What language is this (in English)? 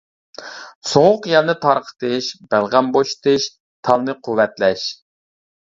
Uyghur